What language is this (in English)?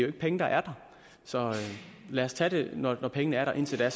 Danish